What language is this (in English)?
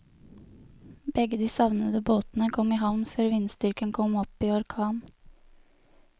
Norwegian